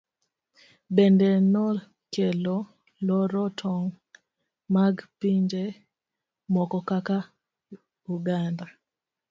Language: Luo (Kenya and Tanzania)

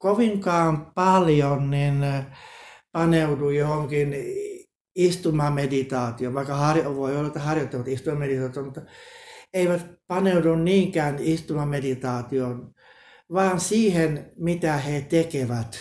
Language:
Finnish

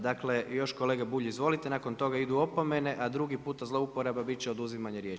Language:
Croatian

